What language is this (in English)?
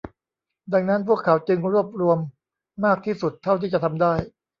Thai